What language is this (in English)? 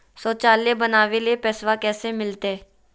Magahi